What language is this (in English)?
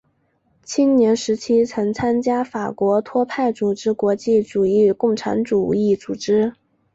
Chinese